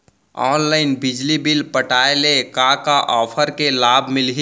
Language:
Chhattisgarhi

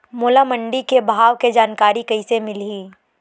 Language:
Chhattisgarhi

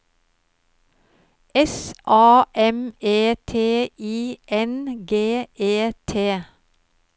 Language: Norwegian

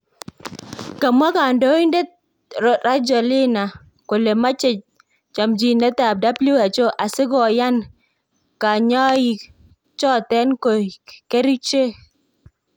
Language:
Kalenjin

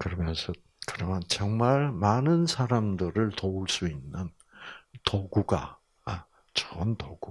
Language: Korean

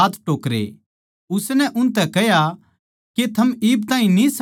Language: Haryanvi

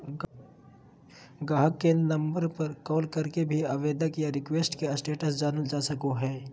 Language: Magahi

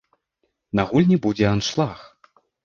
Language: Belarusian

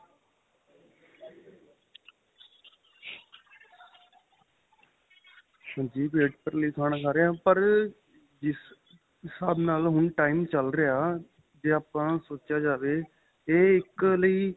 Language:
Punjabi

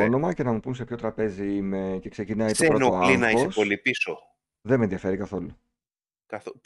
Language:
Greek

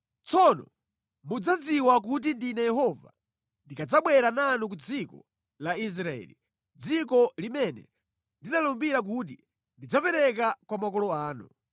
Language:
Nyanja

